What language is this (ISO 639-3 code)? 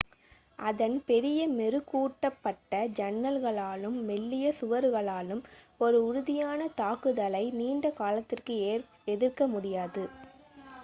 tam